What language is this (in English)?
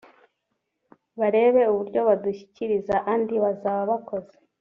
Kinyarwanda